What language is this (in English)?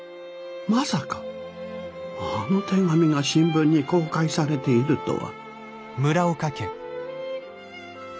Japanese